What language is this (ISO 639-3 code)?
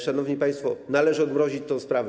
pol